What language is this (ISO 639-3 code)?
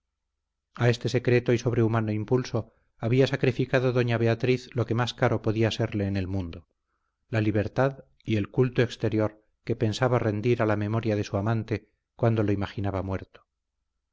spa